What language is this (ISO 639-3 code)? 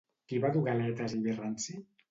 cat